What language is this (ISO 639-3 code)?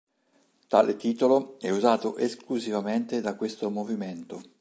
ita